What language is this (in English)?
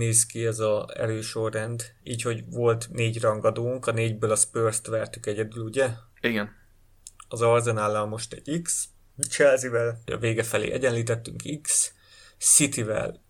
Hungarian